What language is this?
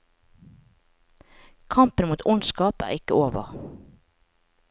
Norwegian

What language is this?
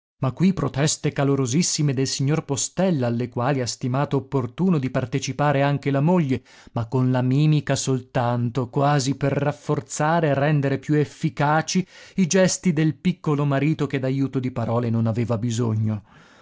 Italian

